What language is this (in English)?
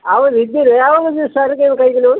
Kannada